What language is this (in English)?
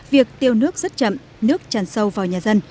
Vietnamese